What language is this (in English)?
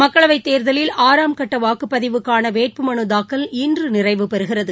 Tamil